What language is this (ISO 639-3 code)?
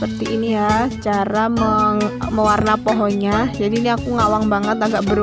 ind